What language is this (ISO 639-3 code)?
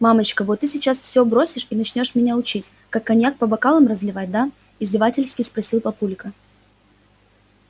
rus